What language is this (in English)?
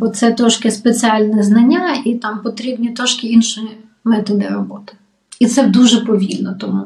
Ukrainian